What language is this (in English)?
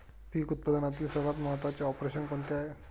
Marathi